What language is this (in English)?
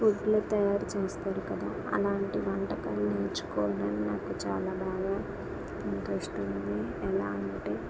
Telugu